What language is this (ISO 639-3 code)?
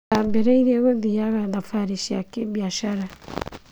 kik